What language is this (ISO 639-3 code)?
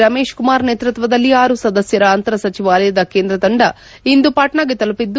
kan